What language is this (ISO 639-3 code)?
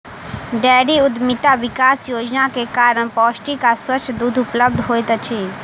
mai